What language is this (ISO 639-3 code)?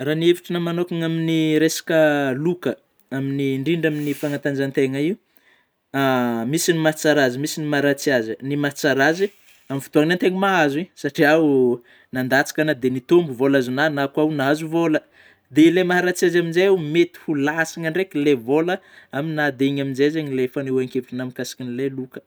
bmm